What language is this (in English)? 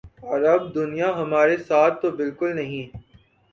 Urdu